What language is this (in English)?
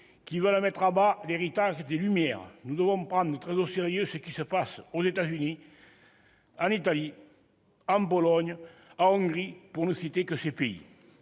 French